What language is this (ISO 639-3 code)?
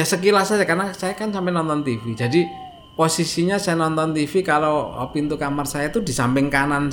ind